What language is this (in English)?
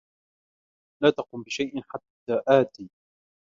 Arabic